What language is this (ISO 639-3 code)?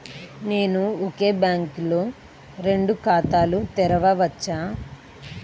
tel